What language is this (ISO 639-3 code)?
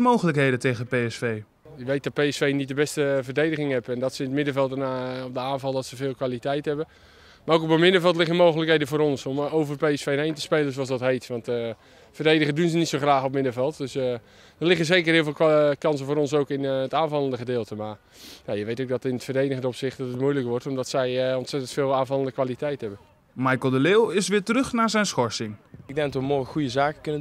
nld